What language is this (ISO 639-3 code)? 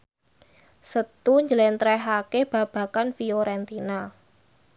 jav